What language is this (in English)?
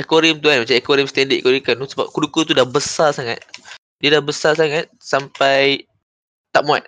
Malay